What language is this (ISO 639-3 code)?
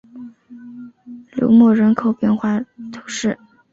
zho